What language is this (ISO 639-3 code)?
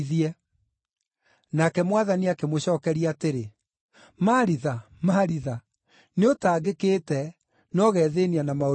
kik